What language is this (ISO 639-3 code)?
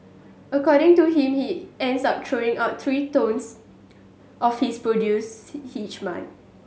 eng